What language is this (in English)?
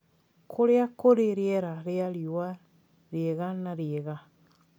Kikuyu